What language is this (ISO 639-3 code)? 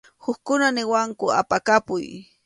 qxu